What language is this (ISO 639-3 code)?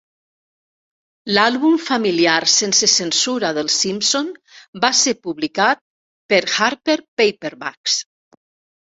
cat